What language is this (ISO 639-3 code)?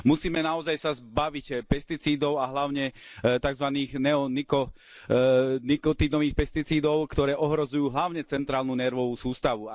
slk